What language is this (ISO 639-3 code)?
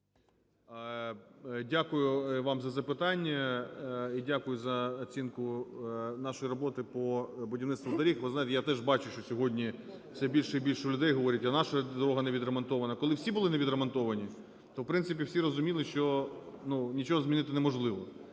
ukr